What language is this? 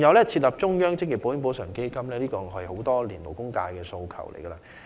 Cantonese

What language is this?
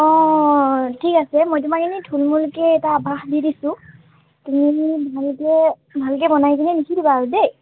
Assamese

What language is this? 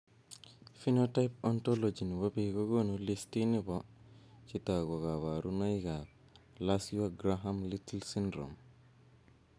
Kalenjin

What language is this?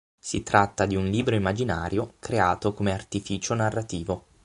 Italian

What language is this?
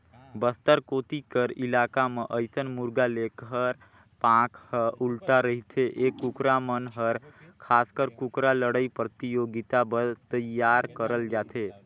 Chhattisgarhi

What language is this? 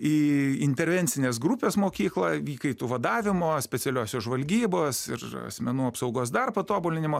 Lithuanian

